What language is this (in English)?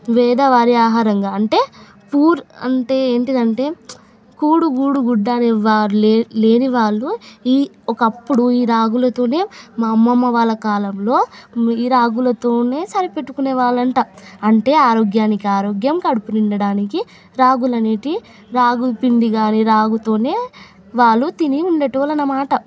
Telugu